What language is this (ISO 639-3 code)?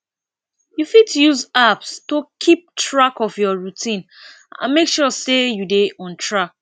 pcm